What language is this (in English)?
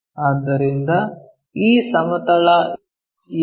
Kannada